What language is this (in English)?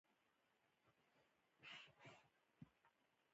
Pashto